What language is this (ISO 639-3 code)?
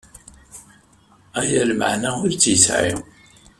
kab